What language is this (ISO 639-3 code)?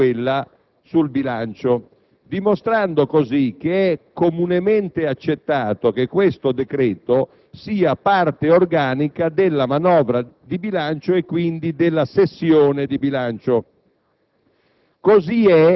ita